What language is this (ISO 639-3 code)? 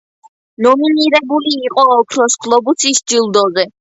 kat